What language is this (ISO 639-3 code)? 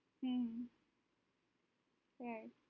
guj